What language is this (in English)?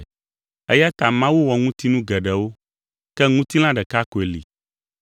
Ewe